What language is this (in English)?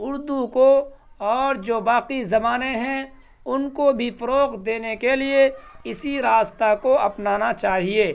Urdu